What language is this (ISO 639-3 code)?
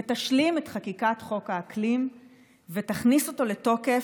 heb